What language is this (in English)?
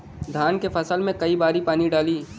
Bhojpuri